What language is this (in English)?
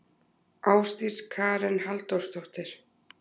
Icelandic